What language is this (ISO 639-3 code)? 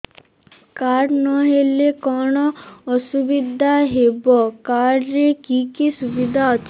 ori